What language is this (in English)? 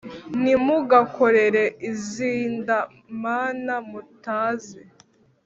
Kinyarwanda